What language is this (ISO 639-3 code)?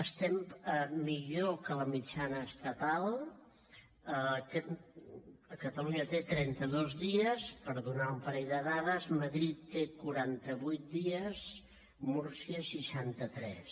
cat